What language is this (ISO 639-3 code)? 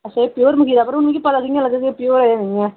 doi